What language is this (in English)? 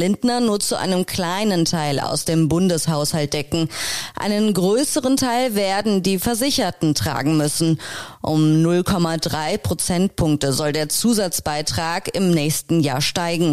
German